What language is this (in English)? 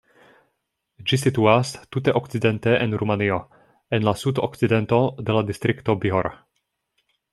Esperanto